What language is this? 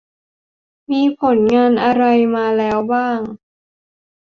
Thai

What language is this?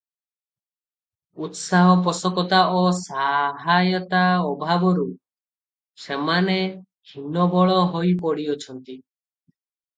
Odia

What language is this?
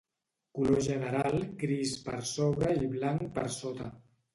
Catalan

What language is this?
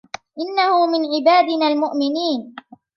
Arabic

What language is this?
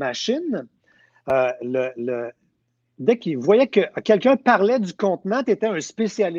French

